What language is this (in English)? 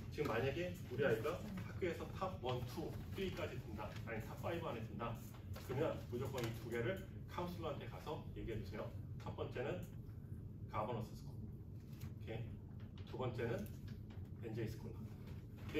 Korean